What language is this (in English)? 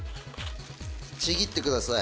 Japanese